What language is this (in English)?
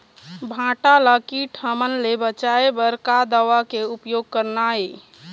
Chhattisgarhi